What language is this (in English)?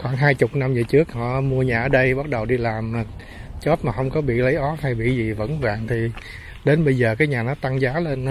Vietnamese